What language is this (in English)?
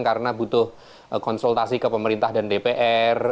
Indonesian